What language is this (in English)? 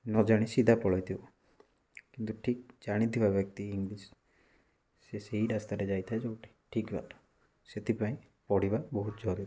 Odia